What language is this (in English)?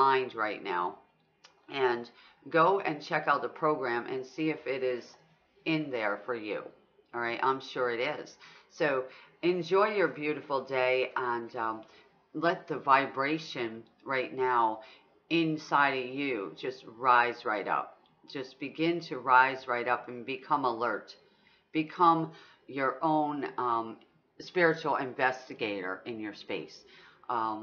English